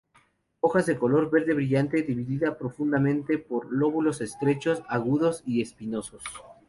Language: Spanish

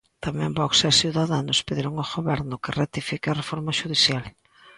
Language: Galician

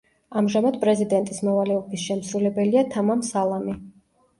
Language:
Georgian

